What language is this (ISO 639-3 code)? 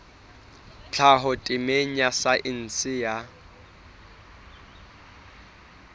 sot